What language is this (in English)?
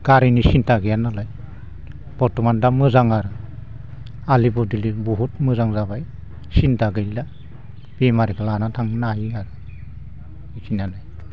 Bodo